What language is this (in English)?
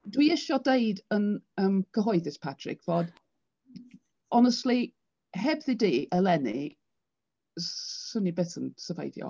Welsh